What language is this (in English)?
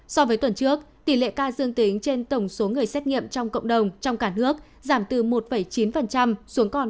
Vietnamese